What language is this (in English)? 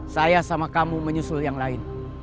Indonesian